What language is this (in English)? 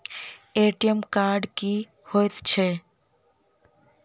Maithili